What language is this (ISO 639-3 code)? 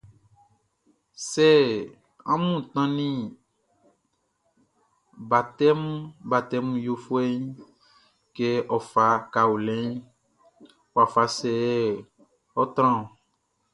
bci